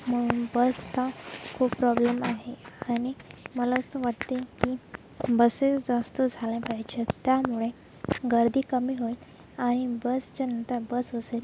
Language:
Marathi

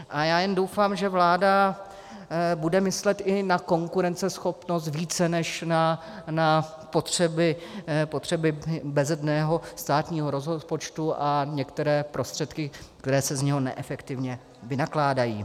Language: Czech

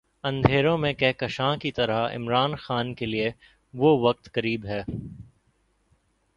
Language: Urdu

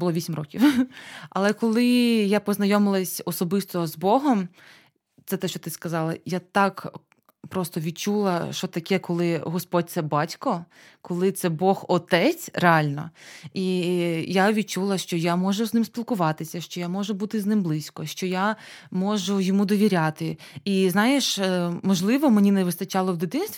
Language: Ukrainian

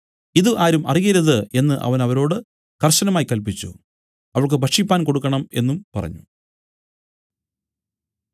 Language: Malayalam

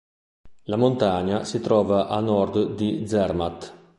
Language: Italian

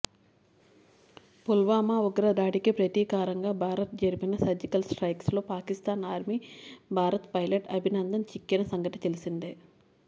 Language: Telugu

